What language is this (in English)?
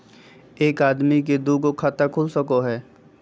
Magahi